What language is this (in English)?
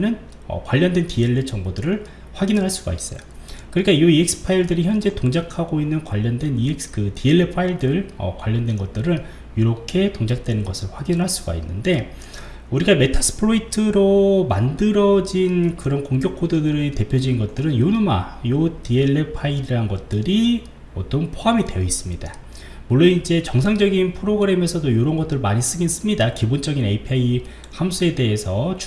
Korean